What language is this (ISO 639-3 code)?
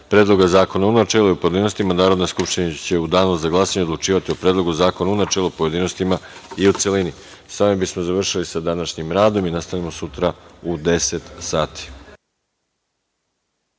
srp